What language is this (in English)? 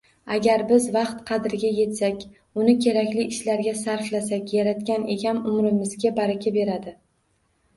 Uzbek